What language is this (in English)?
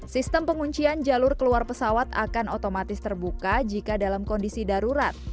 Indonesian